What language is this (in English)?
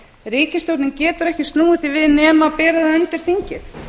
Icelandic